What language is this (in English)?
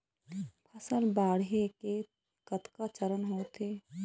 Chhattisgarhi